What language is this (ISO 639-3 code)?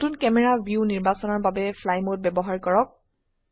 asm